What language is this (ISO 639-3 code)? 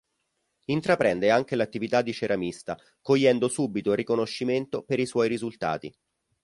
ita